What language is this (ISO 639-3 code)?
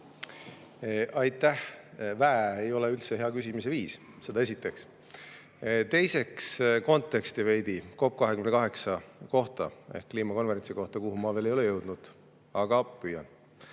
est